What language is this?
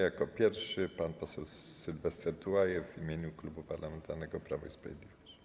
Polish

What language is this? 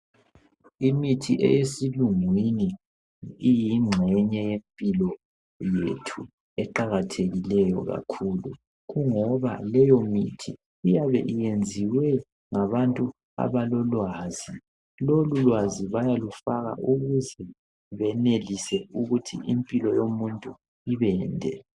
North Ndebele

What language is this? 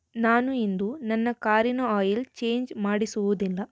Kannada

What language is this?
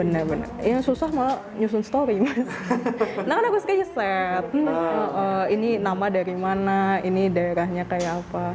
Indonesian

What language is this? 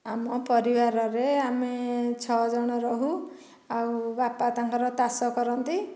Odia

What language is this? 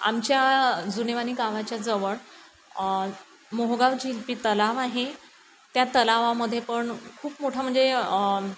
Marathi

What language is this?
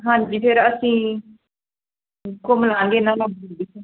Punjabi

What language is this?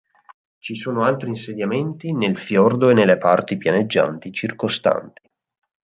Italian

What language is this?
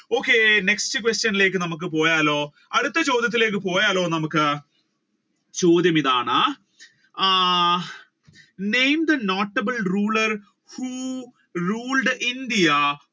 Malayalam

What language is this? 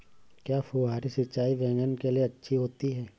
Hindi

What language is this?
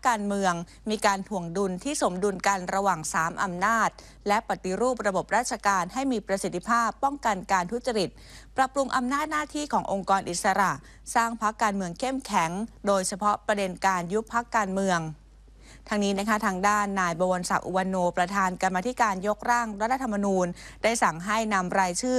Thai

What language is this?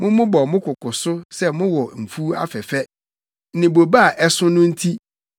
Akan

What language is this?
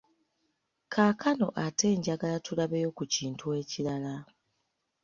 Ganda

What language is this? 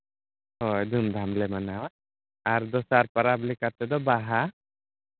Santali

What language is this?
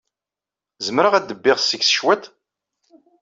Kabyle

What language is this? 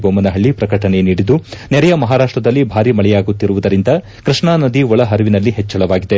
Kannada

